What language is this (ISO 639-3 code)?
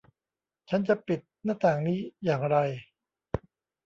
tha